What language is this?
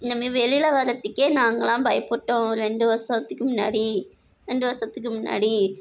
Tamil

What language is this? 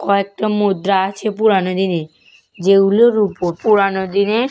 Bangla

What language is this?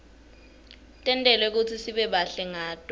Swati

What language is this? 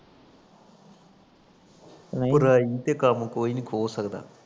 Punjabi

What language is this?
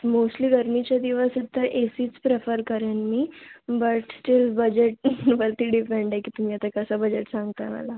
Marathi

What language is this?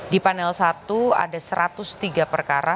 Indonesian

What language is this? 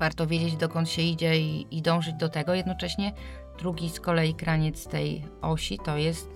Polish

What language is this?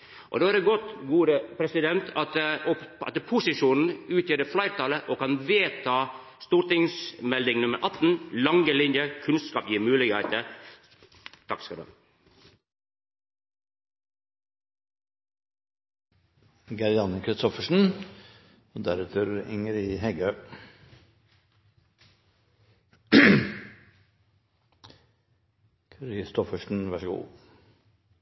Norwegian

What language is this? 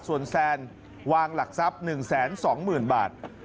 Thai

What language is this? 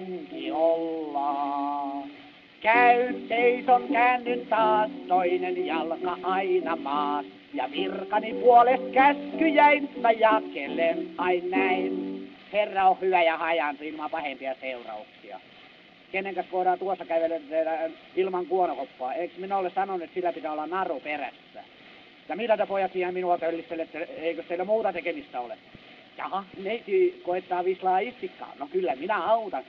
Finnish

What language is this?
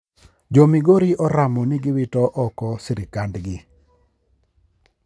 Luo (Kenya and Tanzania)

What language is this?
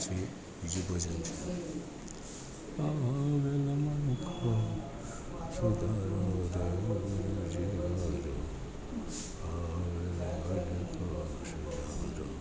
Gujarati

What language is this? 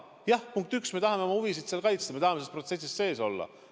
Estonian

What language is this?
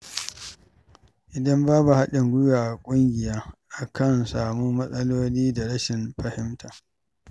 Hausa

